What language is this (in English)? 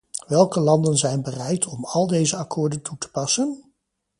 Dutch